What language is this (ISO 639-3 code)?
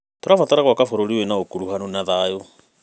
kik